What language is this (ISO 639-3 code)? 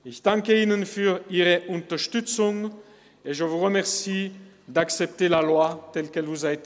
gsw